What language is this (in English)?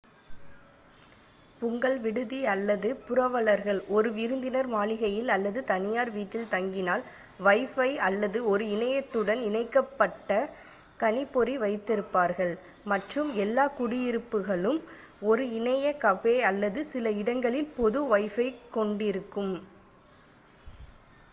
Tamil